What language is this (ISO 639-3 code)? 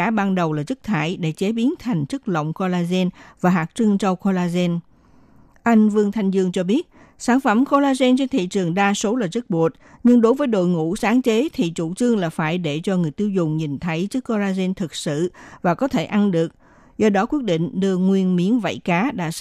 vie